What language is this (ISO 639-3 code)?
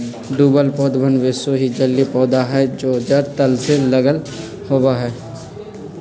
mag